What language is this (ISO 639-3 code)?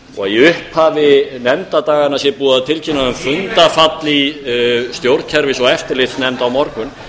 isl